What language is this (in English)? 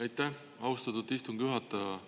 Estonian